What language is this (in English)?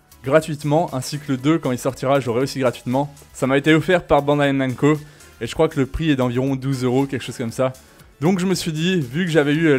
French